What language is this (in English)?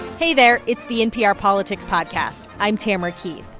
English